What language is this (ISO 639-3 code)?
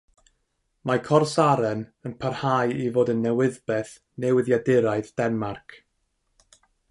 cym